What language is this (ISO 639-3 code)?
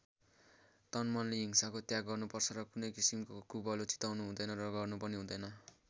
nep